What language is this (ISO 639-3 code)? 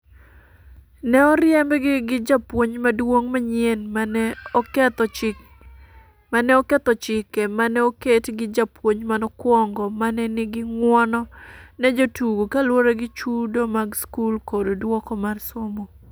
luo